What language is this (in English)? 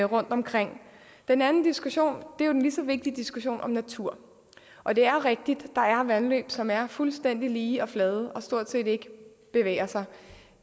Danish